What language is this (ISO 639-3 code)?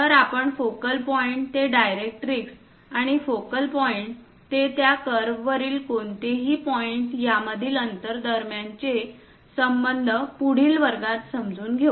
mar